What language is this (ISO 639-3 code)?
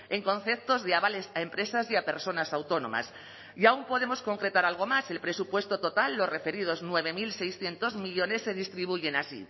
spa